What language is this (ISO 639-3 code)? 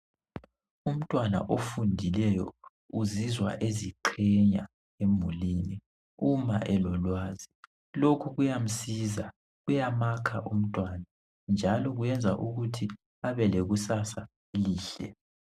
nde